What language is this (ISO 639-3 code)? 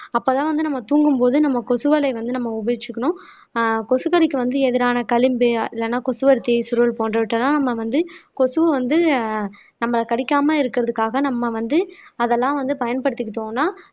tam